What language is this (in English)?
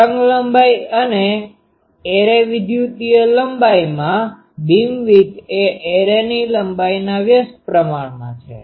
Gujarati